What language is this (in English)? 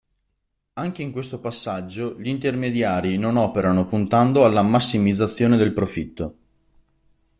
Italian